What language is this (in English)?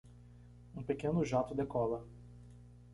Portuguese